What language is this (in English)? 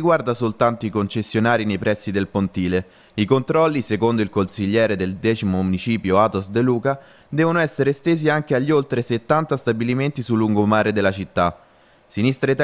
Italian